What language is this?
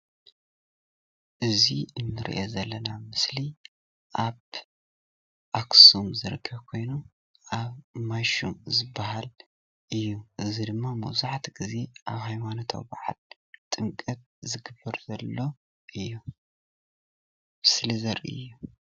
Tigrinya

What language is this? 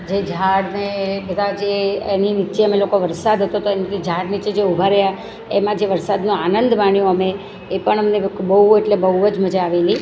Gujarati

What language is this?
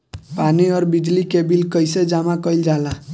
Bhojpuri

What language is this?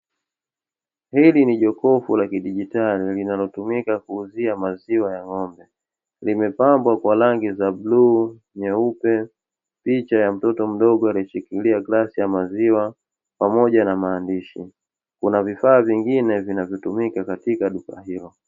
Swahili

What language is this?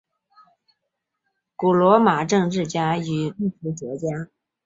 Chinese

